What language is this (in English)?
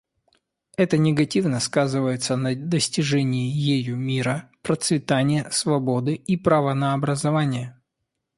Russian